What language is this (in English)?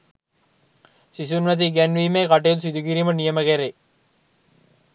Sinhala